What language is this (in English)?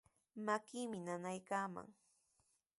Sihuas Ancash Quechua